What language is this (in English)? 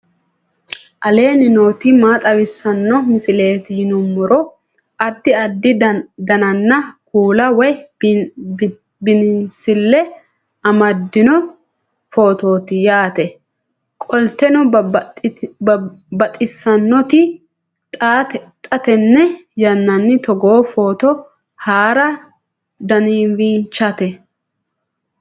Sidamo